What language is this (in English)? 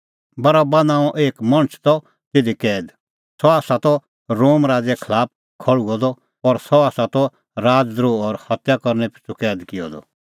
Kullu Pahari